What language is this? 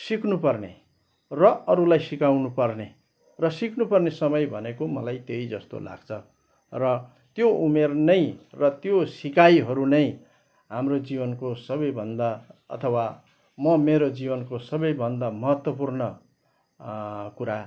Nepali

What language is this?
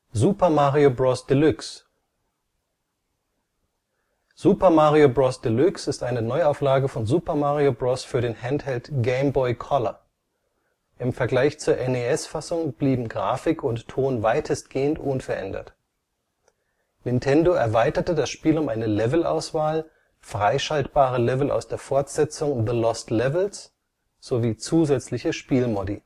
German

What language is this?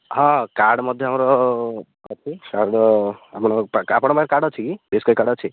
Odia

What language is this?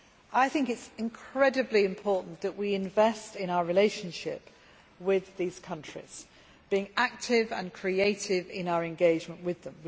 English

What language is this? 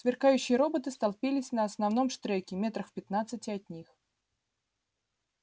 Russian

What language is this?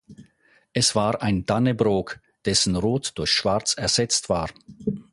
German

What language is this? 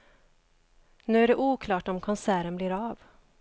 Swedish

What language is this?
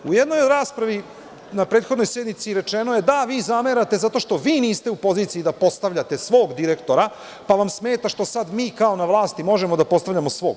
Serbian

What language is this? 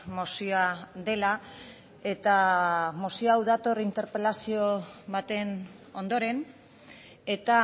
Basque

